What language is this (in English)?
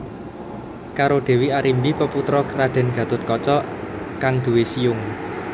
Javanese